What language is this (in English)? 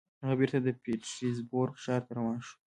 Pashto